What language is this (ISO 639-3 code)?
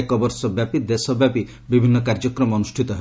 ori